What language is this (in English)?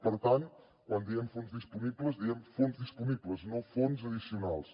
Catalan